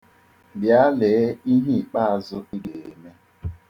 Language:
Igbo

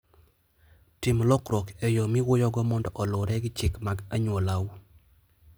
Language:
Luo (Kenya and Tanzania)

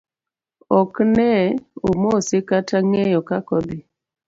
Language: Luo (Kenya and Tanzania)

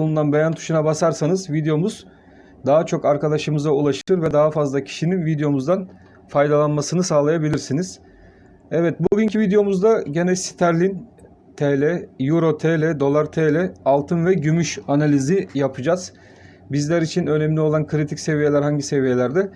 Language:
Turkish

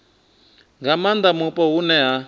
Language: Venda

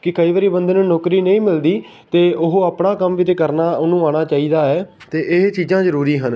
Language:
Punjabi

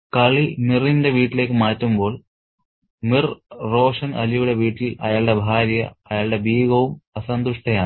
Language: Malayalam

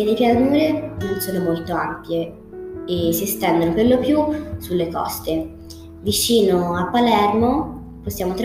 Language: Italian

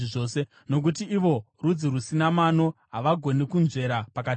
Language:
Shona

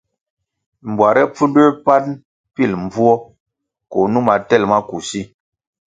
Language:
Kwasio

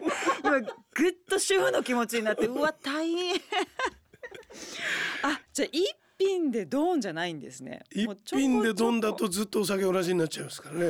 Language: Japanese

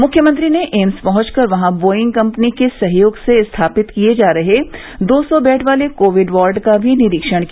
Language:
Hindi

